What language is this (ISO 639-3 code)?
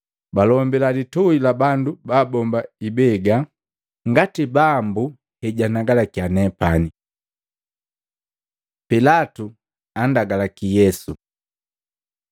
mgv